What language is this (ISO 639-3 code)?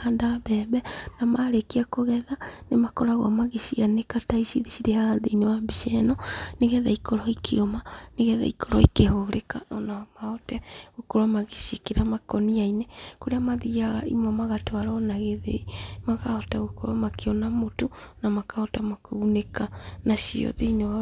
kik